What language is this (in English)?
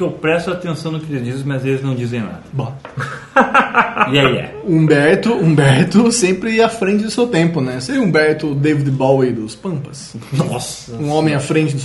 Portuguese